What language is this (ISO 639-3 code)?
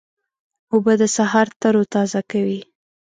pus